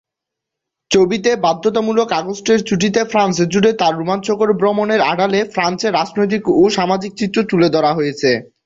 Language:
Bangla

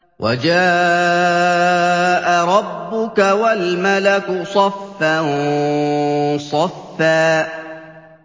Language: Arabic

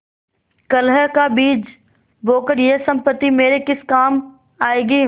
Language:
Hindi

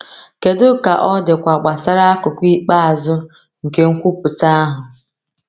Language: Igbo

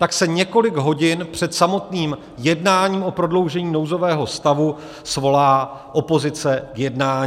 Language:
Czech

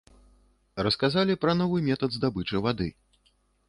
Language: Belarusian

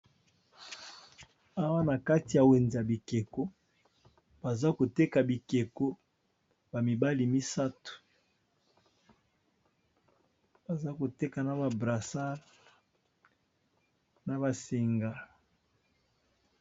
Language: Lingala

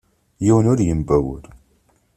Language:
Kabyle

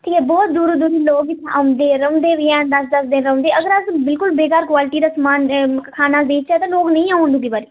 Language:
Dogri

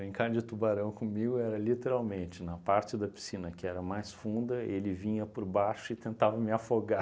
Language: Portuguese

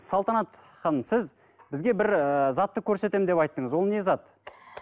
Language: Kazakh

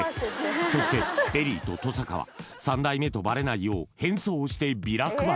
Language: Japanese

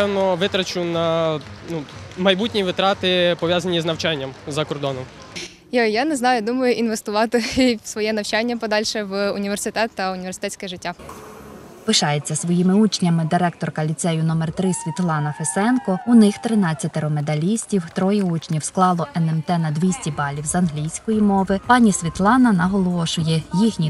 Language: Ukrainian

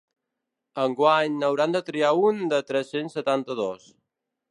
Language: Catalan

